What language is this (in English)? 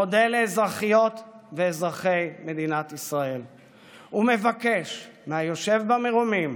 Hebrew